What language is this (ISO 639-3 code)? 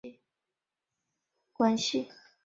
zho